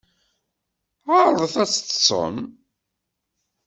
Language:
Kabyle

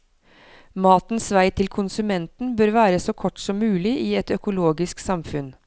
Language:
Norwegian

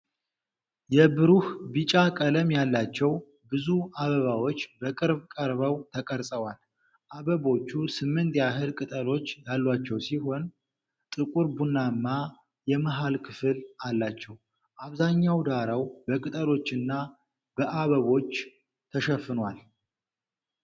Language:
Amharic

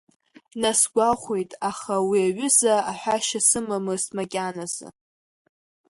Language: Abkhazian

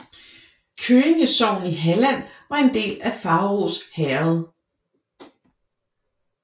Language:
Danish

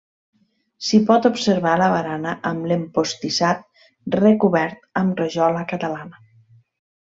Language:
Catalan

